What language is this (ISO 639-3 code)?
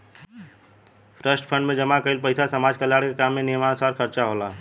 bho